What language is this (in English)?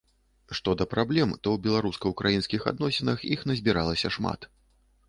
Belarusian